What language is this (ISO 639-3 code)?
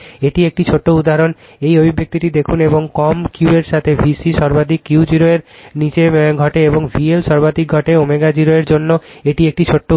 ben